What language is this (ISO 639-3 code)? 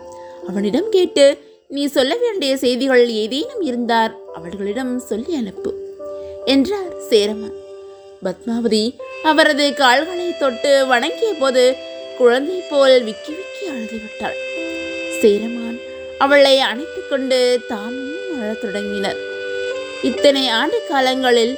tam